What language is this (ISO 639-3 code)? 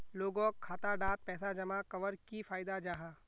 mag